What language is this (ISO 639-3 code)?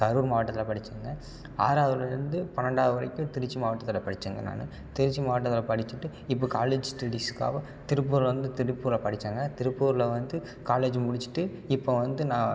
tam